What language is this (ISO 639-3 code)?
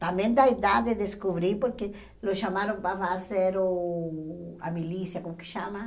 por